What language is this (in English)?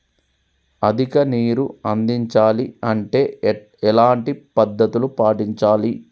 Telugu